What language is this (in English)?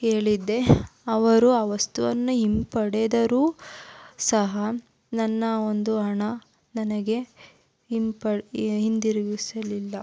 Kannada